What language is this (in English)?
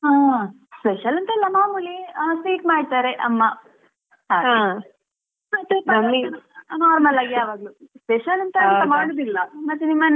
Kannada